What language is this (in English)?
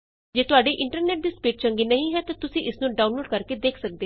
Punjabi